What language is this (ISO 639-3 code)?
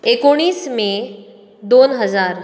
kok